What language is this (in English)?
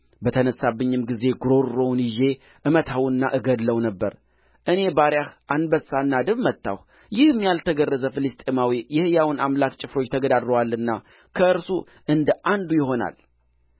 Amharic